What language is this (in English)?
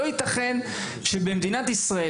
Hebrew